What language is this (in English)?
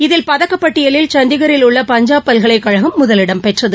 Tamil